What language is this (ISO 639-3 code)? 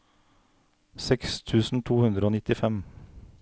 nor